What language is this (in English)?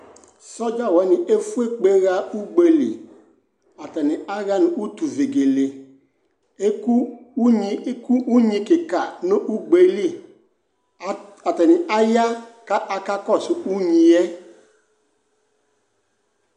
Ikposo